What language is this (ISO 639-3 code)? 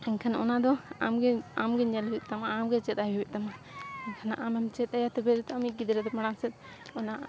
sat